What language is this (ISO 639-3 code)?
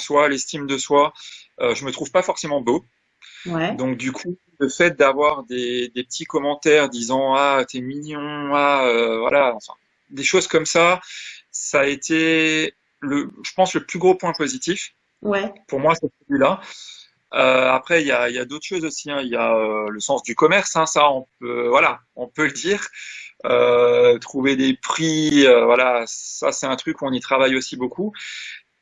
fra